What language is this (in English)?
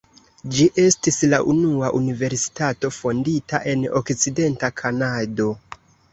Esperanto